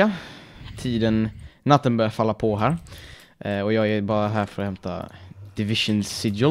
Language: Swedish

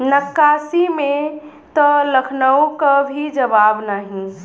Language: Bhojpuri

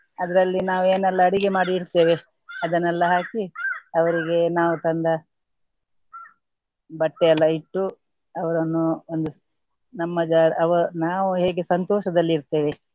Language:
Kannada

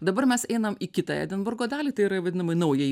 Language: Lithuanian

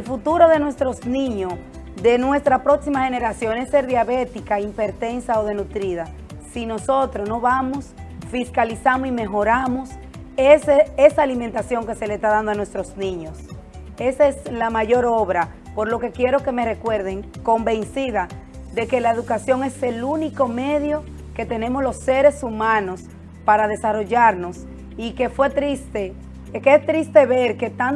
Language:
Spanish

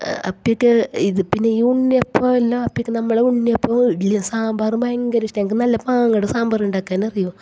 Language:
Malayalam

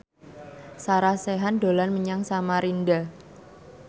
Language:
Javanese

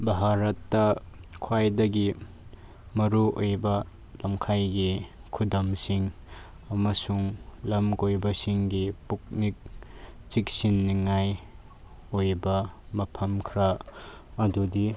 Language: Manipuri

